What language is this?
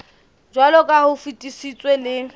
Southern Sotho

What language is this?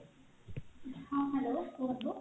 Odia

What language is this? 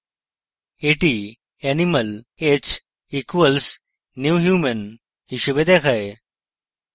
Bangla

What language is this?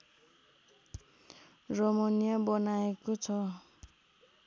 Nepali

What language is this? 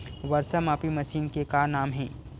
Chhattisgarhi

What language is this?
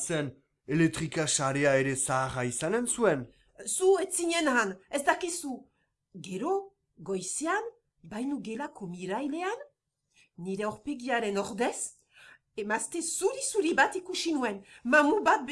Basque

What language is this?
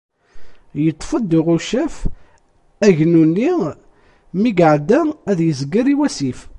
Kabyle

